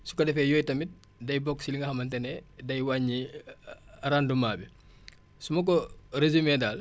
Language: Wolof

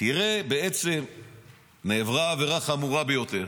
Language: Hebrew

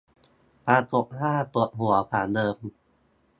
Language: Thai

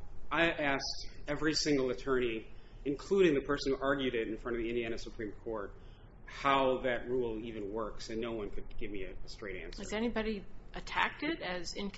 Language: English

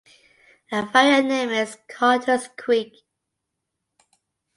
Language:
English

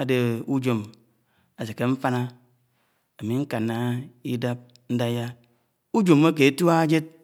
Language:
Anaang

